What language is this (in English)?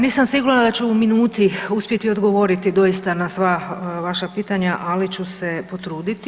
Croatian